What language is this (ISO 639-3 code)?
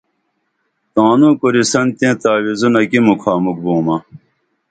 dml